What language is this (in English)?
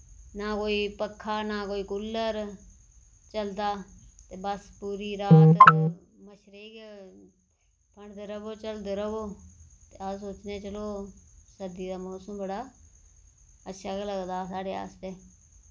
Dogri